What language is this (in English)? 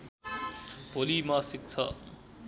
Nepali